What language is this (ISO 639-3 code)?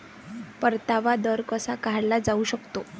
mar